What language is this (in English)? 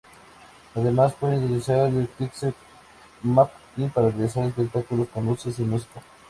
Spanish